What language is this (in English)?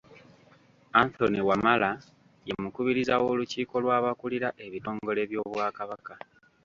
Ganda